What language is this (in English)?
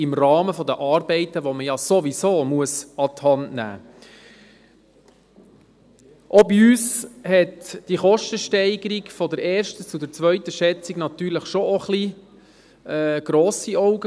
Swiss German